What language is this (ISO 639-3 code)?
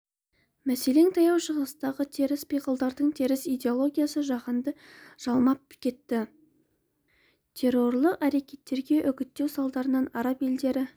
kaz